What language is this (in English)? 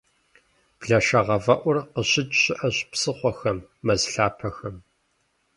Kabardian